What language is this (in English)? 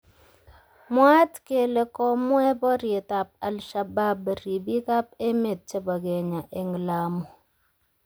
Kalenjin